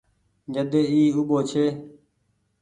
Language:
Goaria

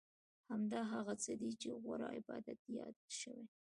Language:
Pashto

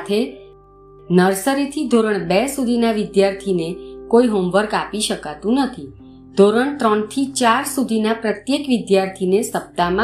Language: Gujarati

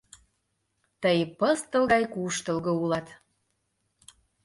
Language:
Mari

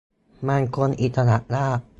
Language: Thai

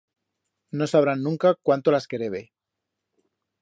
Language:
Aragonese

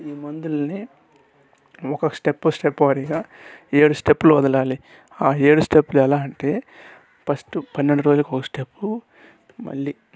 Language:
Telugu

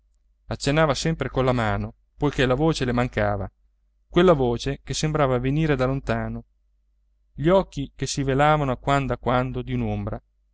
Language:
Italian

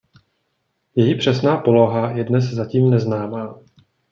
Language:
Czech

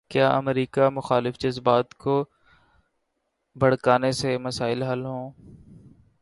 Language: Urdu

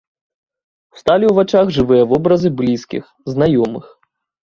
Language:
Belarusian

